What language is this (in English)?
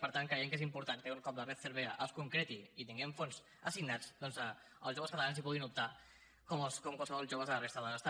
Catalan